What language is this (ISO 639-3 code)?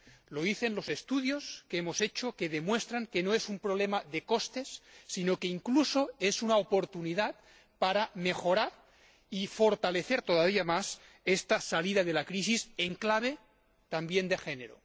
spa